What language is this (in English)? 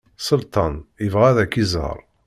Kabyle